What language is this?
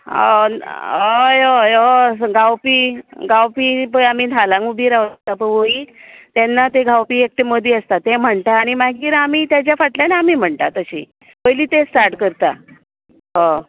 Konkani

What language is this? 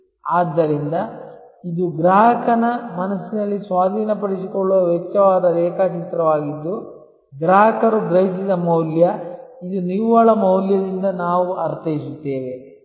Kannada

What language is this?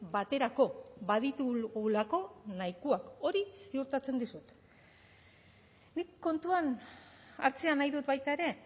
Basque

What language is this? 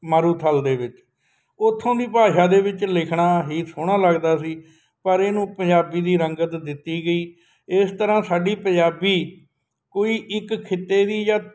Punjabi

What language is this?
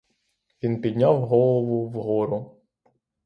Ukrainian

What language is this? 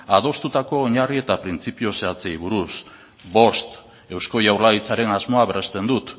Basque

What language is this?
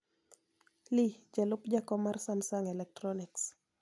Luo (Kenya and Tanzania)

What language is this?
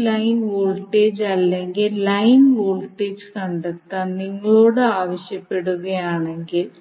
Malayalam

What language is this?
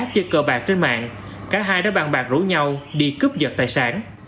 Vietnamese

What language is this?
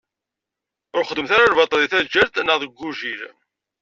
Kabyle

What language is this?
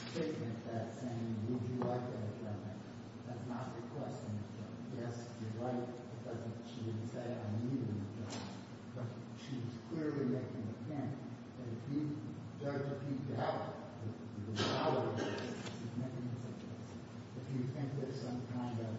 English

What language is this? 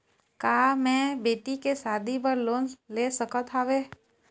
Chhattisgarhi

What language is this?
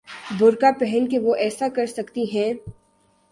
Urdu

